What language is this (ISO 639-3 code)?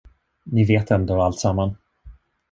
swe